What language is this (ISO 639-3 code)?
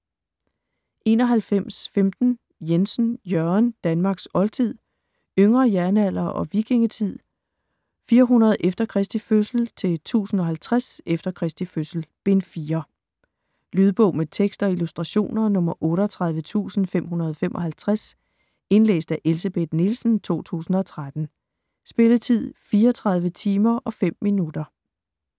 dan